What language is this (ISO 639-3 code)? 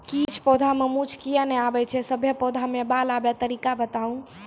mai